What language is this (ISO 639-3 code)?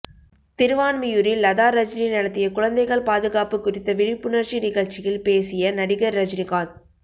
tam